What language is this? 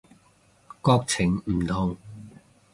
Cantonese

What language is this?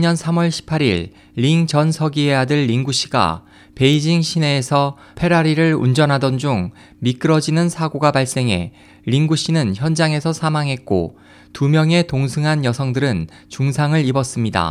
Korean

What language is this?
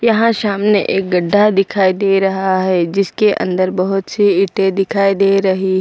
Hindi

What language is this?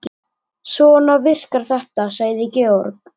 Icelandic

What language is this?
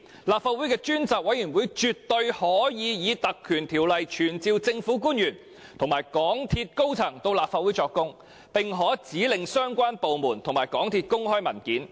Cantonese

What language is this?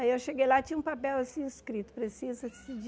Portuguese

